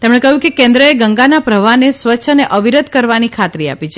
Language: Gujarati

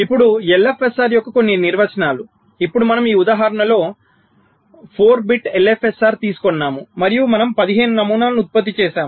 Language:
Telugu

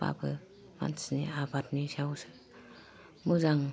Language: Bodo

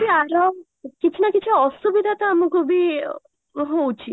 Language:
Odia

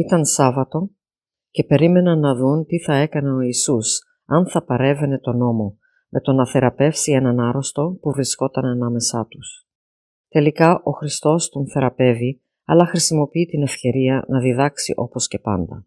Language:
Greek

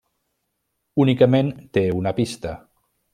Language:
Catalan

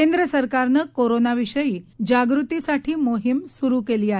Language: Marathi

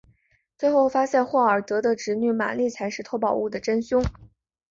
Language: Chinese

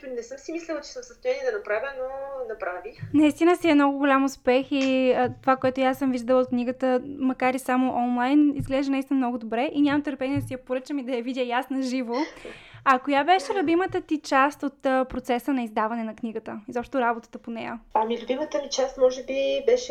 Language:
Bulgarian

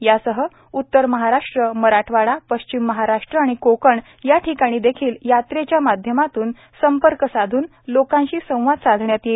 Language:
Marathi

